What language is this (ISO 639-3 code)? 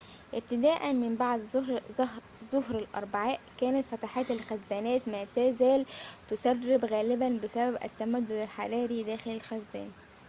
ara